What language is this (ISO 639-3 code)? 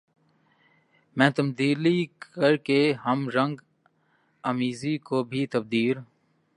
urd